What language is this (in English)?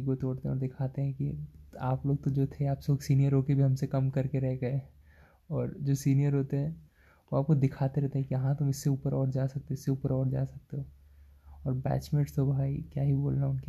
Hindi